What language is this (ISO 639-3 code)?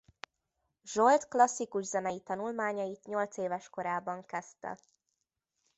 hun